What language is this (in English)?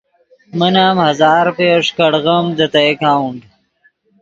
Yidgha